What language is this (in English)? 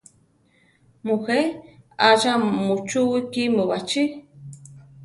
Central Tarahumara